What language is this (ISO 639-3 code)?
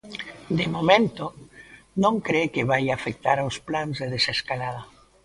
glg